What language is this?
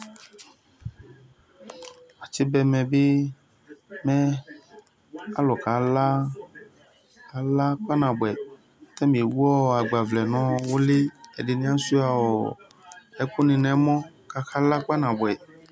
Ikposo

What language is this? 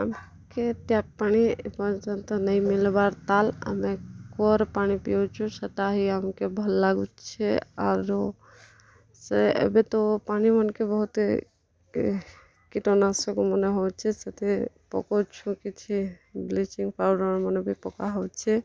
Odia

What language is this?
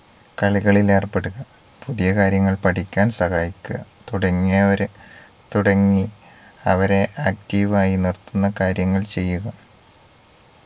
Malayalam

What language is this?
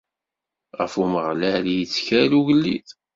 Kabyle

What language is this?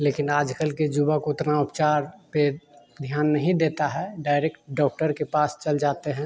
Hindi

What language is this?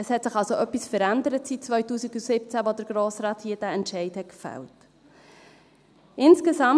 Swiss German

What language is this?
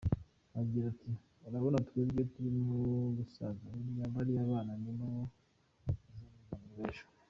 Kinyarwanda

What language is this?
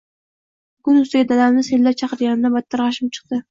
Uzbek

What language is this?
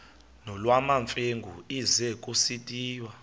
Xhosa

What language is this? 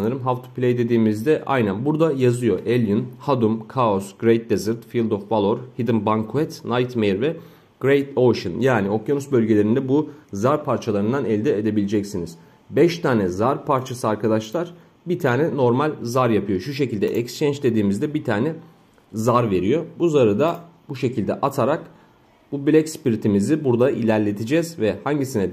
Turkish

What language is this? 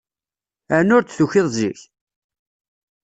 Kabyle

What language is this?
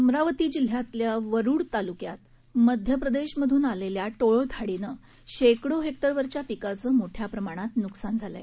Marathi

